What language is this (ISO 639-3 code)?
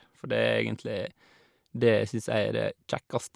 nor